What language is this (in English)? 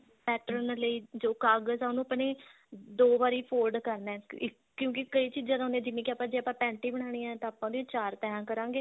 Punjabi